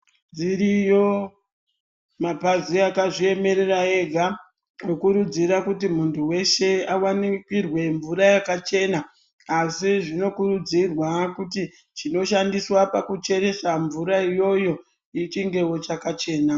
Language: Ndau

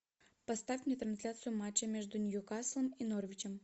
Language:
Russian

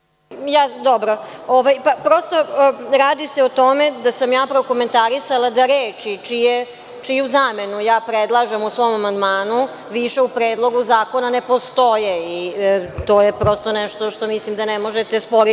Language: Serbian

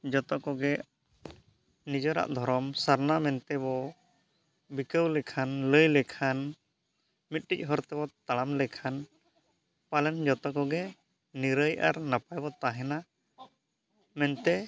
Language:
Santali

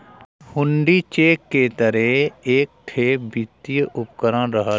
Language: Bhojpuri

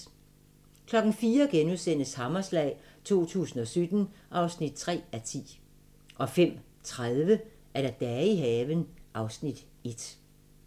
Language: Danish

